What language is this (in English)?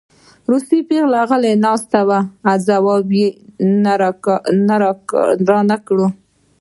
Pashto